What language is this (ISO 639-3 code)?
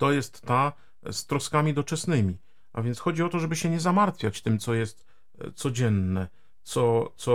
pol